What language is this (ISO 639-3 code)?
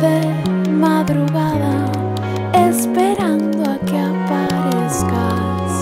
lav